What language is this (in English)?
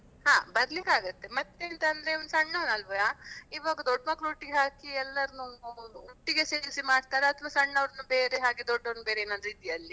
Kannada